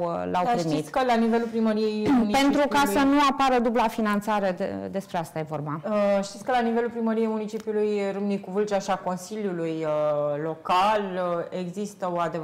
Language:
Romanian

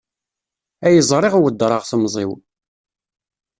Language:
Kabyle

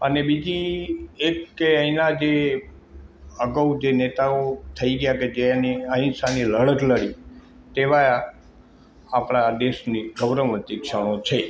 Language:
Gujarati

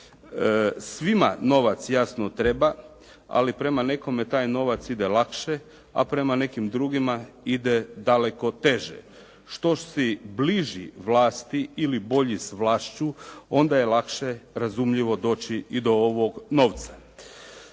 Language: Croatian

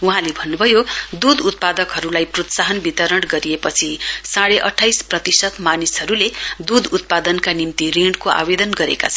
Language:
Nepali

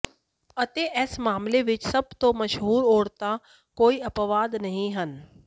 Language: Punjabi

